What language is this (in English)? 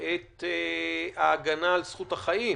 Hebrew